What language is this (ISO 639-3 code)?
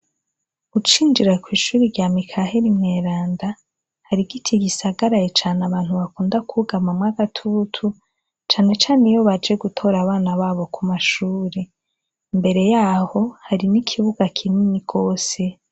run